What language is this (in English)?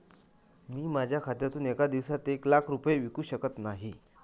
Marathi